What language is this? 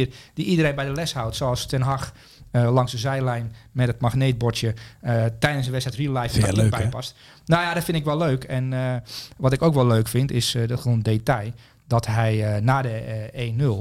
Dutch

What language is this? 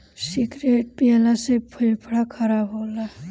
Bhojpuri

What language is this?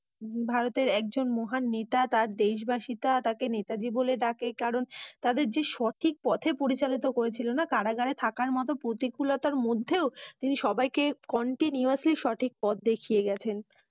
Bangla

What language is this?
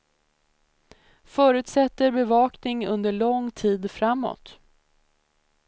Swedish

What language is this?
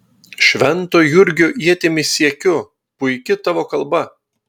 Lithuanian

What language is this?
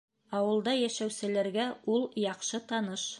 Bashkir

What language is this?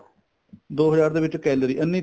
Punjabi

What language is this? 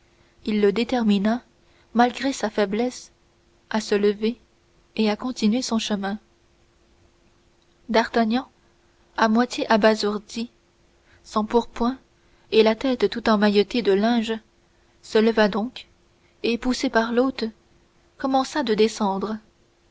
French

